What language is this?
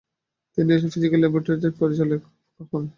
Bangla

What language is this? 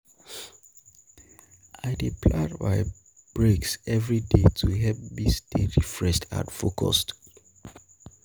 Nigerian Pidgin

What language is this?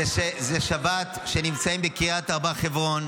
Hebrew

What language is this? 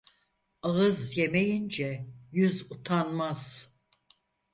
Turkish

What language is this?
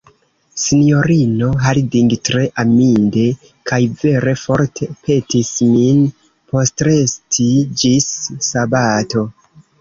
Esperanto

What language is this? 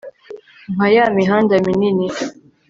Kinyarwanda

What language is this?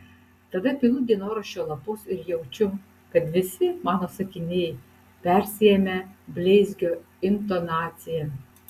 Lithuanian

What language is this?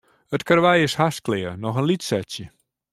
Western Frisian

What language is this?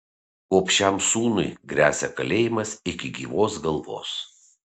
Lithuanian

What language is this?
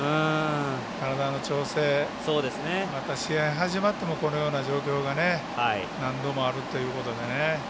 Japanese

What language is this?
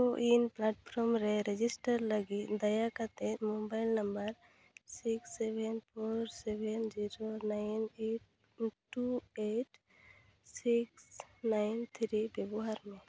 Santali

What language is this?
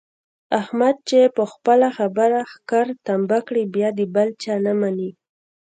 Pashto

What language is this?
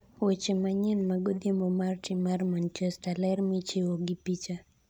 Luo (Kenya and Tanzania)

